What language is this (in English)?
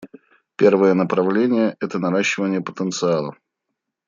Russian